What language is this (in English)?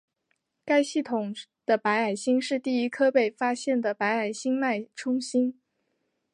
Chinese